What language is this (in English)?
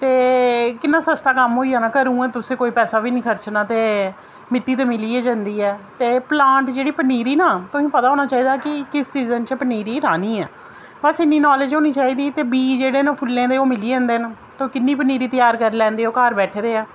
Dogri